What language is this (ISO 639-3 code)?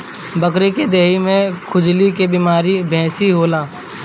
bho